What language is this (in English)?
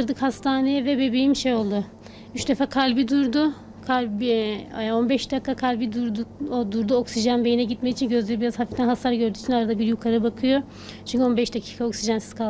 Turkish